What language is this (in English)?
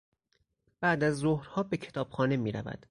Persian